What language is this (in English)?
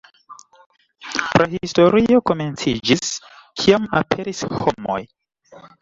Esperanto